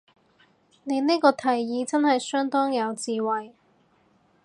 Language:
Cantonese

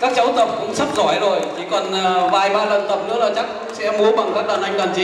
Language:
Vietnamese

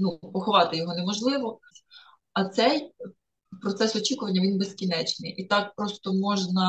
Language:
Ukrainian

